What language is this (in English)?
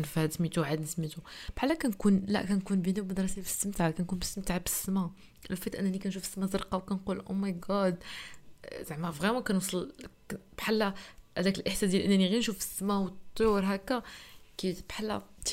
Arabic